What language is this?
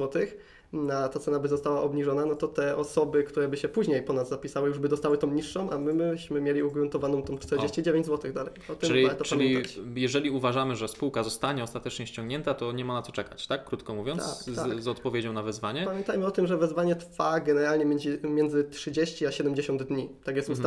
Polish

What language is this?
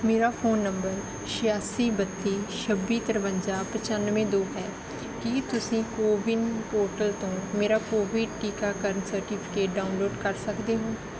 Punjabi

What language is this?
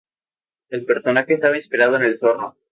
Spanish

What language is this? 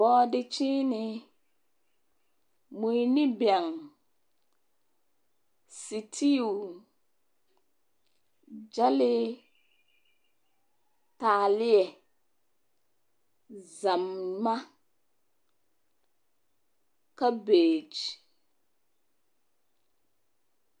Southern Dagaare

